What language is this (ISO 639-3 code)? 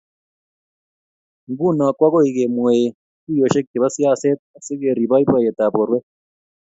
kln